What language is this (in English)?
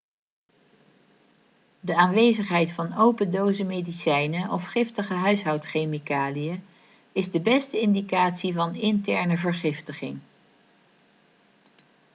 Dutch